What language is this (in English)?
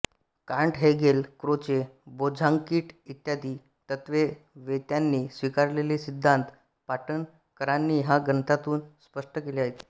Marathi